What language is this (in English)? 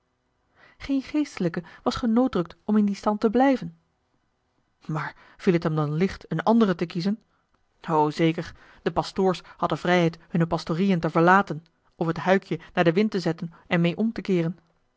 Dutch